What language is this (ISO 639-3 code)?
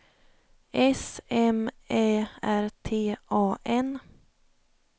swe